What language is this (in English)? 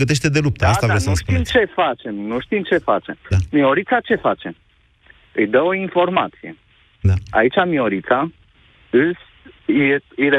Romanian